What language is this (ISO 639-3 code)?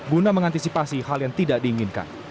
ind